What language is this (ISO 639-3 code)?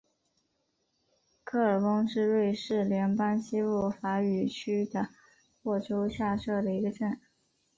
zho